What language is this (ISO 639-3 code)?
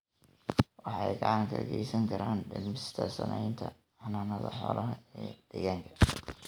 som